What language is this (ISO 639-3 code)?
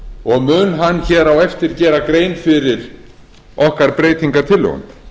isl